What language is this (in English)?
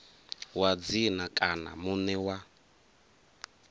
Venda